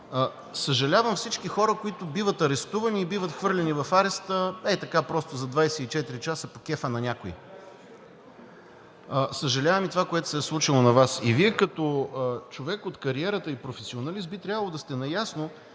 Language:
Bulgarian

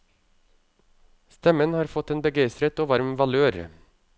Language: Norwegian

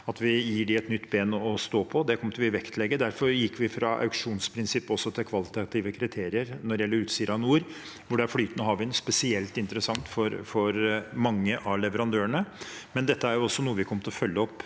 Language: Norwegian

